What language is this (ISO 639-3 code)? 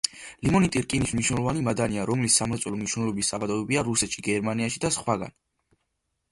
kat